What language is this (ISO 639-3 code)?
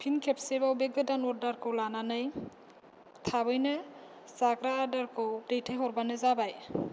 brx